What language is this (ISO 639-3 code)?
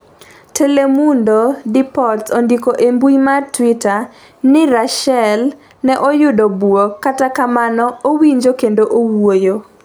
luo